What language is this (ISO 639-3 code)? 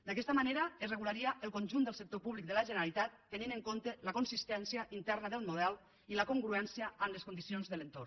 cat